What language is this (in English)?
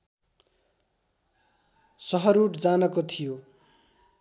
Nepali